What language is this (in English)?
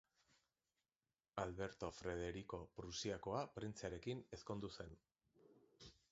Basque